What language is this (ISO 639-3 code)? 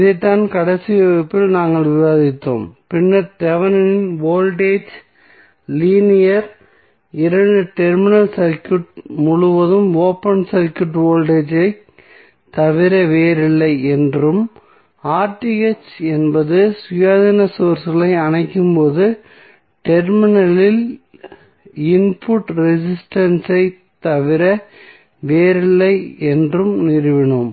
tam